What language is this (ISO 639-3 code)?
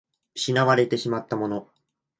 jpn